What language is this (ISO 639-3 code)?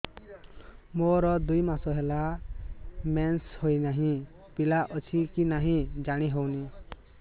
ori